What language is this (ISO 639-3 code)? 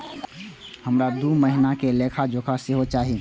mai